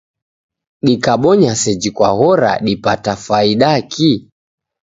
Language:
Taita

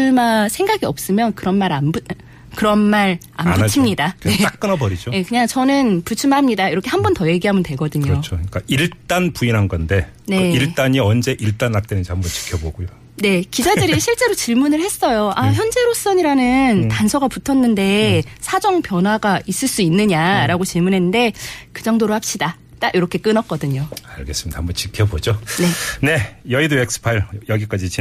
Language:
Korean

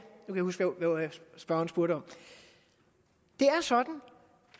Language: Danish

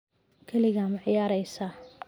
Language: Somali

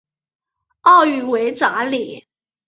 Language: Chinese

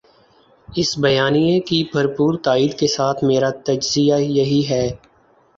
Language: Urdu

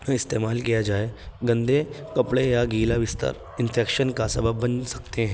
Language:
Urdu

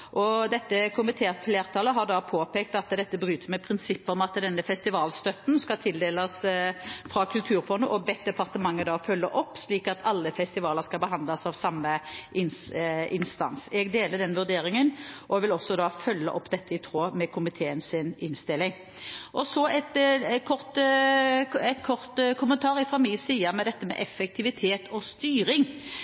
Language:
Norwegian Bokmål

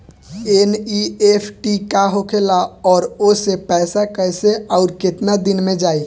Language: Bhojpuri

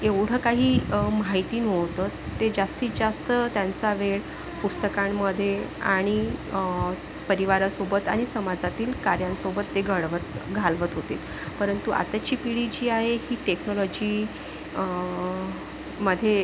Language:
Marathi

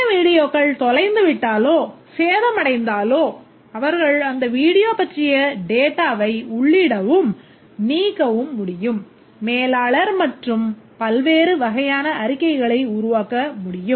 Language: Tamil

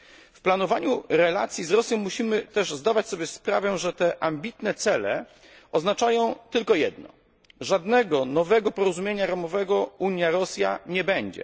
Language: Polish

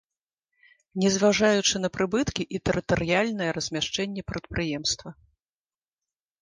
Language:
Belarusian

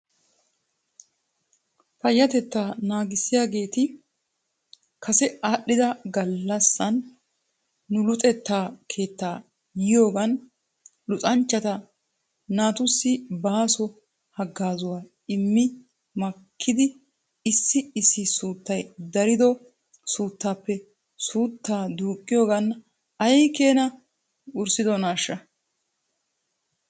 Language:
Wolaytta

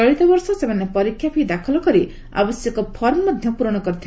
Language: Odia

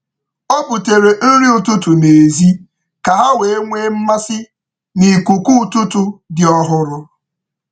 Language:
Igbo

